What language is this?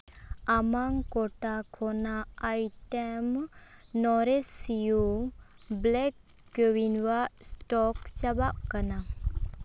Santali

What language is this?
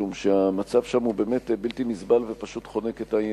Hebrew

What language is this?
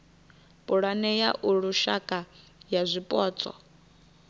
Venda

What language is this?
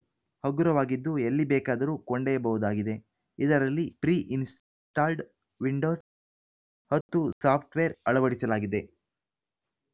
Kannada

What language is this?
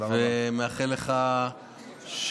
Hebrew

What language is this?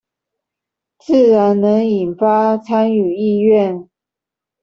Chinese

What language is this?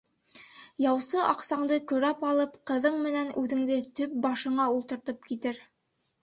Bashkir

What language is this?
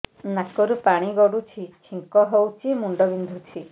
Odia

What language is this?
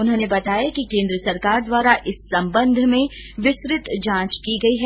Hindi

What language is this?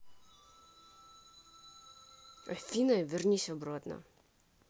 Russian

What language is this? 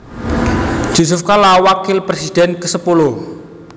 Javanese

